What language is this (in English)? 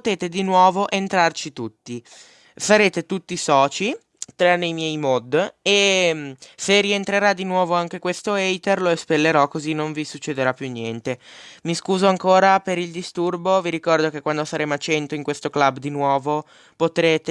Italian